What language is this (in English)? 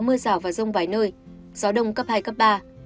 Vietnamese